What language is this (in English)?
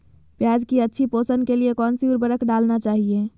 Magahi